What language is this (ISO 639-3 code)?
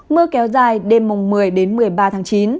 vie